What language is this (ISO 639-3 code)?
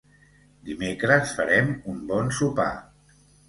cat